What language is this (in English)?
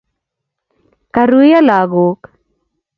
Kalenjin